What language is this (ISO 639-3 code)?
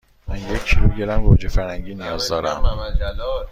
fas